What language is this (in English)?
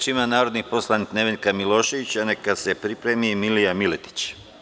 Serbian